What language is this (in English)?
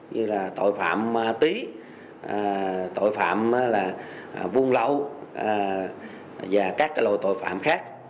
Vietnamese